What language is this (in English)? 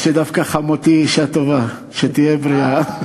Hebrew